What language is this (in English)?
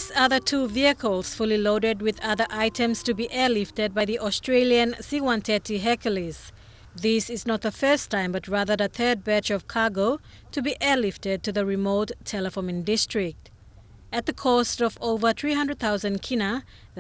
English